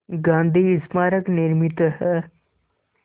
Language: Hindi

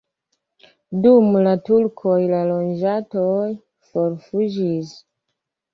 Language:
Esperanto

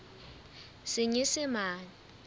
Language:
Southern Sotho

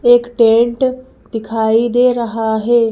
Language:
Hindi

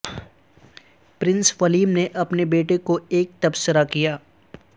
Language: Urdu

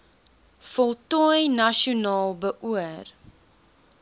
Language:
Afrikaans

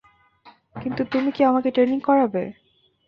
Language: Bangla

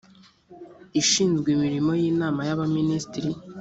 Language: Kinyarwanda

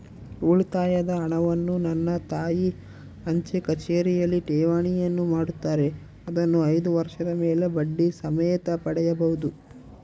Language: Kannada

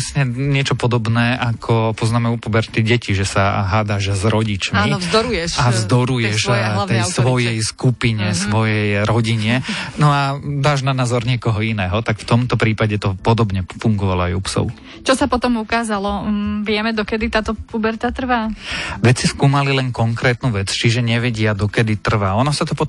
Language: Slovak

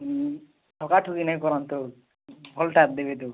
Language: Odia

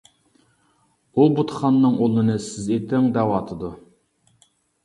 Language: Uyghur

